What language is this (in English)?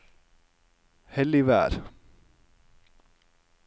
Norwegian